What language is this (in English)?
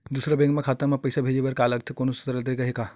Chhattisgarhi